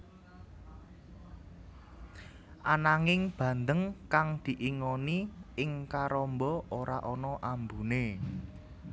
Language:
Javanese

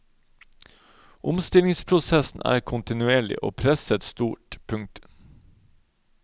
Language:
Norwegian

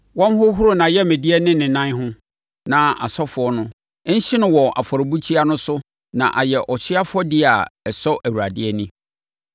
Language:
Akan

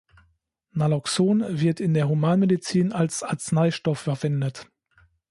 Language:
German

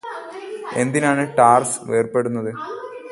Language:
Malayalam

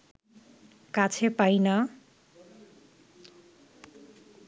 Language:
Bangla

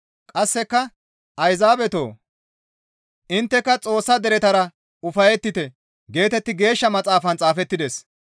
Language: Gamo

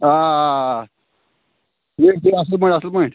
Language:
Kashmiri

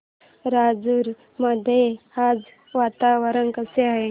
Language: Marathi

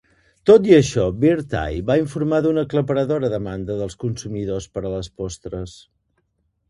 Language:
Catalan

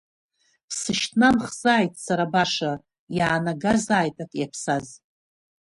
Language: Abkhazian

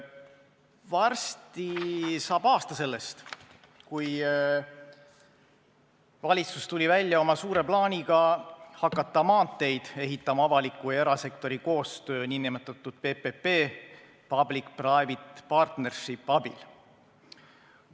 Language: Estonian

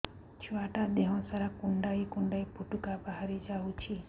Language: Odia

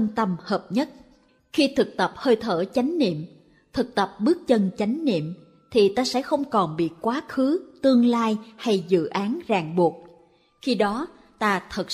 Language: Vietnamese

